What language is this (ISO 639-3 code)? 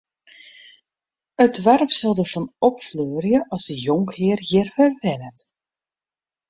fry